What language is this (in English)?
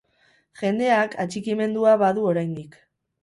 Basque